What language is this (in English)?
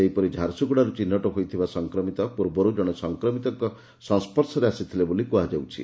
Odia